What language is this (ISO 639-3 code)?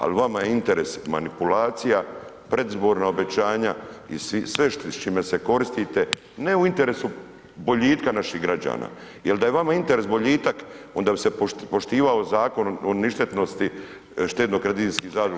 hrv